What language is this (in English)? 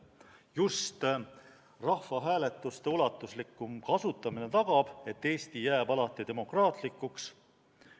Estonian